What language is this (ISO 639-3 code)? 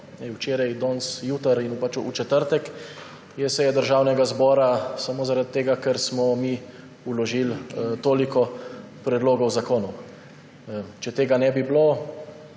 slv